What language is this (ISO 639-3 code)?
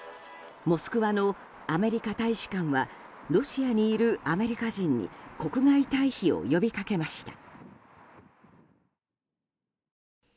jpn